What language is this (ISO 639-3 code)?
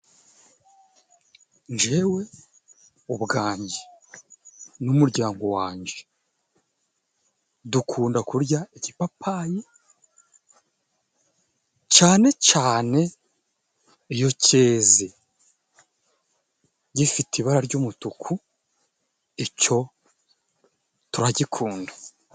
kin